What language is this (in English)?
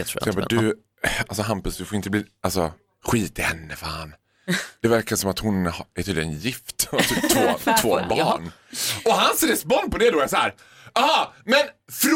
Swedish